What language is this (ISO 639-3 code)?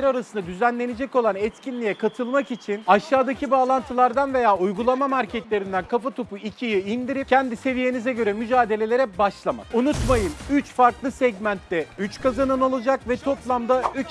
tur